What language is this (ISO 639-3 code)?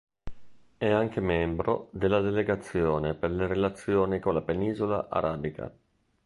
ita